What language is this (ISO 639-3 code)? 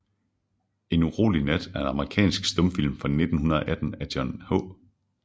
dan